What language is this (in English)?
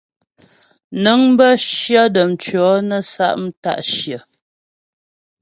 Ghomala